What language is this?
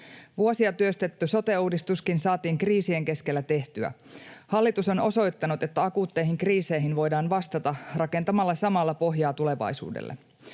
Finnish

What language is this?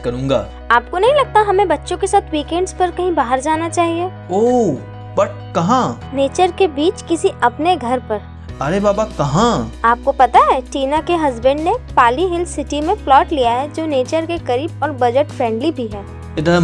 Hindi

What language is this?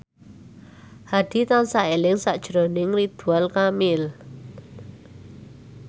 Javanese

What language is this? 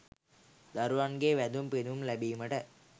Sinhala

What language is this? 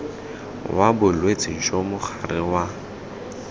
Tswana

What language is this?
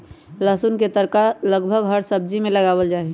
Magahi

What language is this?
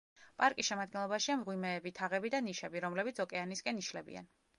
Georgian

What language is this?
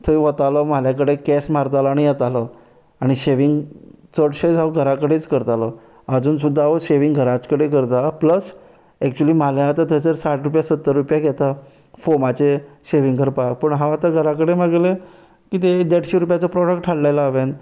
Konkani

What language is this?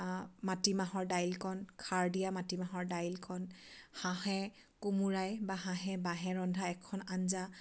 Assamese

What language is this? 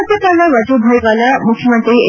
Kannada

